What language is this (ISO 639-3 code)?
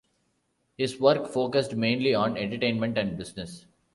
eng